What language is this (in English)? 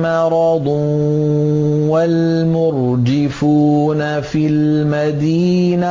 Arabic